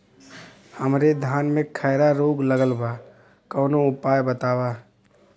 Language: Bhojpuri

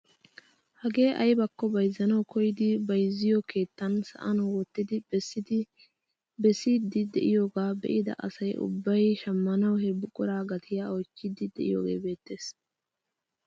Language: Wolaytta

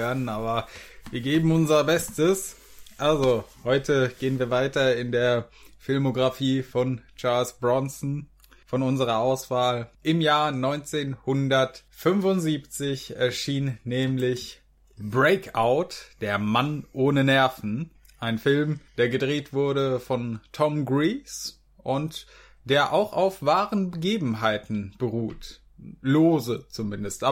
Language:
German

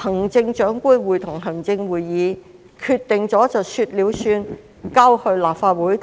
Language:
Cantonese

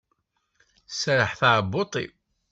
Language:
Kabyle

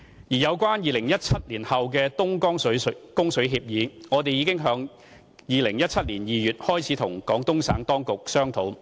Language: Cantonese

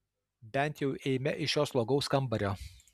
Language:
Lithuanian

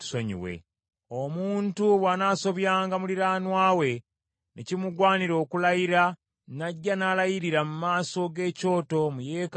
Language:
Ganda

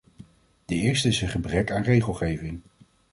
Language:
Dutch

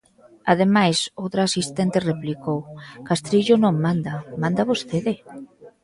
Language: Galician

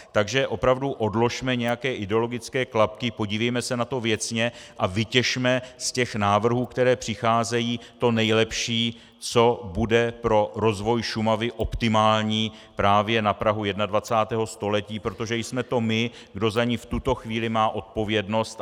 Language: Czech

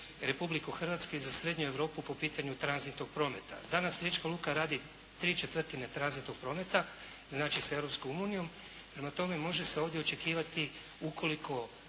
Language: Croatian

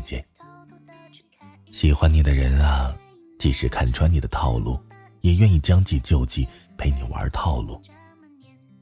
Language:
Chinese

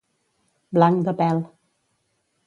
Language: Catalan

